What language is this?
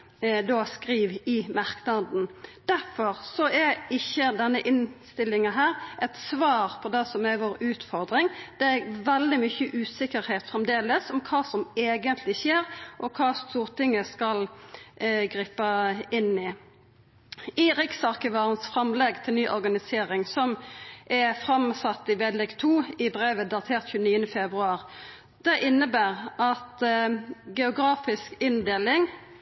Norwegian Nynorsk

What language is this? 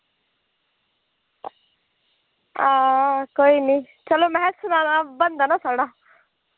Dogri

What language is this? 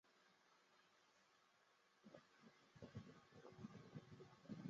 Chinese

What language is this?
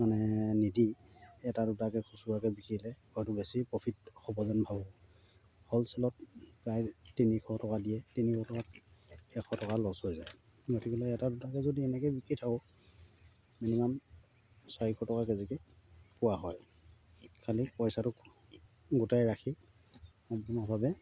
Assamese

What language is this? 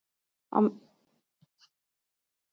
Icelandic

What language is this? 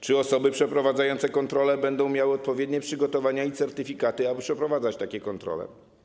Polish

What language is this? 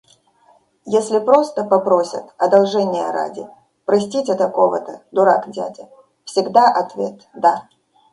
Russian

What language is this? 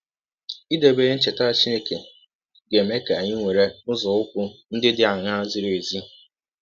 Igbo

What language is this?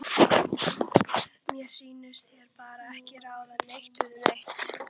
Icelandic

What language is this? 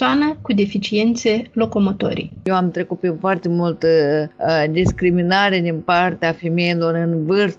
Romanian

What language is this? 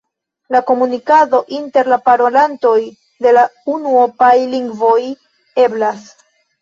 Esperanto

